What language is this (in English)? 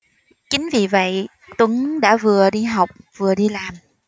Vietnamese